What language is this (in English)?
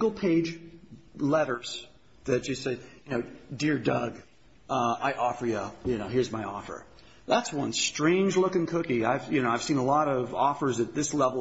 English